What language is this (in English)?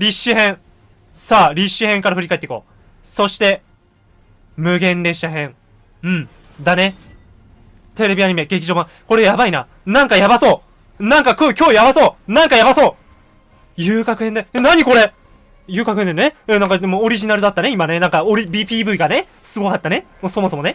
Japanese